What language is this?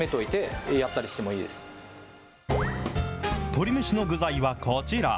Japanese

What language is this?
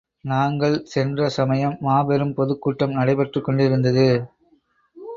Tamil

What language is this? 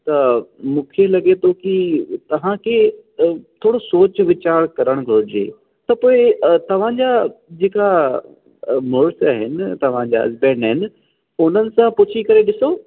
Sindhi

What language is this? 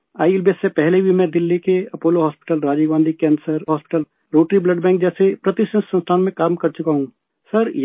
Urdu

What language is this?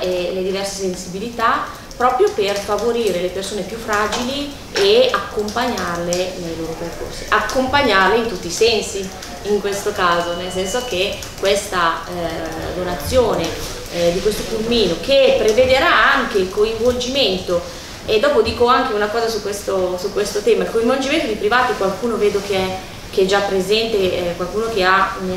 Italian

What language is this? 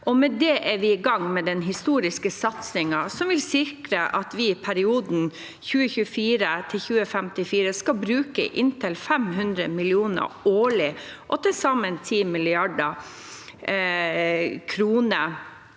Norwegian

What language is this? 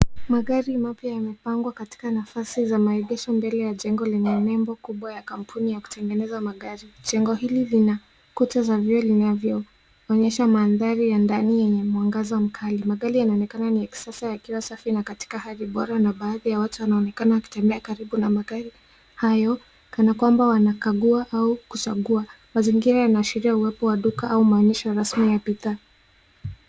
Swahili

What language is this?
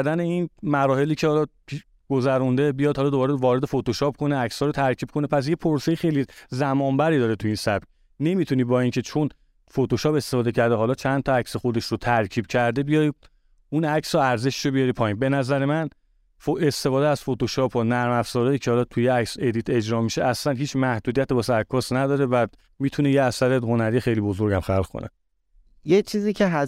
Persian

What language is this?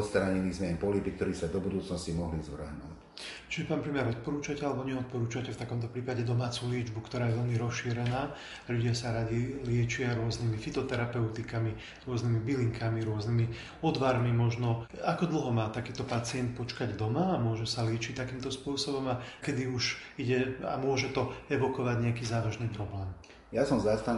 Slovak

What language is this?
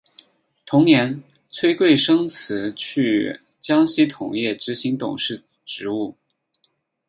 Chinese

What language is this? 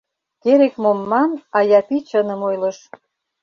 Mari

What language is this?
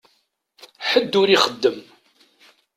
Kabyle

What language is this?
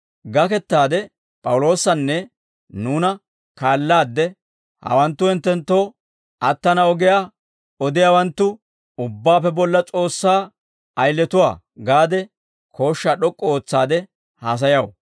Dawro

